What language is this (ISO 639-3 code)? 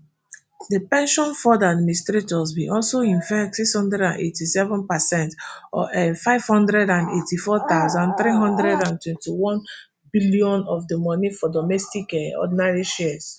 pcm